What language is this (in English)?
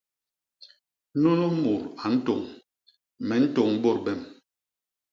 Basaa